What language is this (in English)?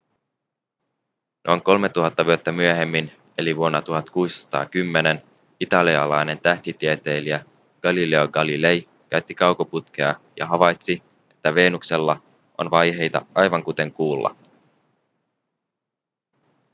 Finnish